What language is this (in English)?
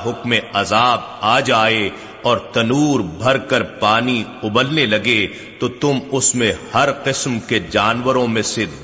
Urdu